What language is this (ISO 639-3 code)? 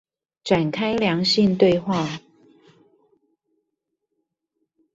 zho